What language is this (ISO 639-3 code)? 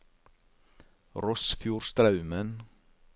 nor